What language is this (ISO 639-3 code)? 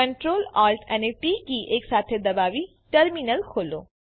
guj